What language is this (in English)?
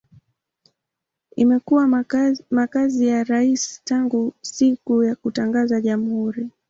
Swahili